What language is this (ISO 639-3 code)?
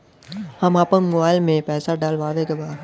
bho